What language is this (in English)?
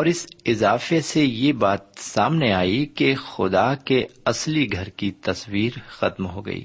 Urdu